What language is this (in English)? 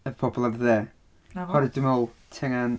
Welsh